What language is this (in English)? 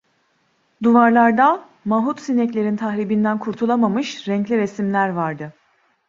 Turkish